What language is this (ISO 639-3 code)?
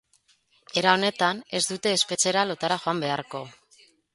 eus